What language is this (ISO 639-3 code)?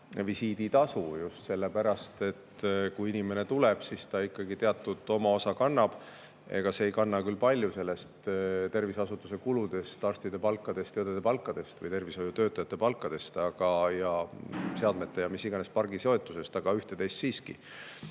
est